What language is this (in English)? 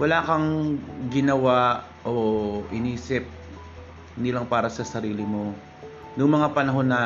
Filipino